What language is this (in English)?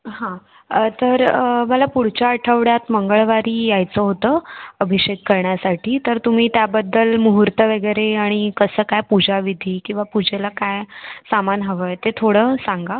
Marathi